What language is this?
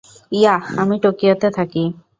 Bangla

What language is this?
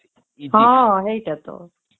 Odia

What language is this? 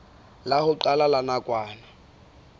Southern Sotho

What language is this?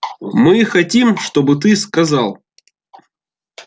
Russian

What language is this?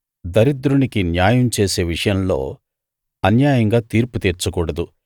Telugu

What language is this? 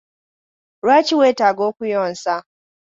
Ganda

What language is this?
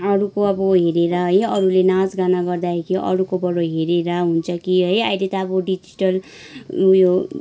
Nepali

